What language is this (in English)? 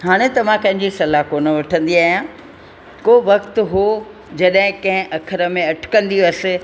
Sindhi